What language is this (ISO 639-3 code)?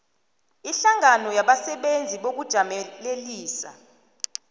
nbl